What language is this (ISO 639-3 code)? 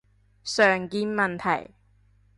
yue